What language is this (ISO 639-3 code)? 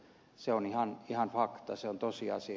fin